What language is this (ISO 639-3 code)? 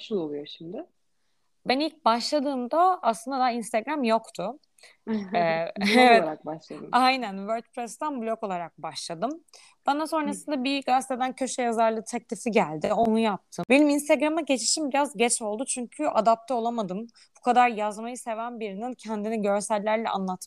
tur